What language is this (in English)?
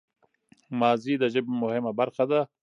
Pashto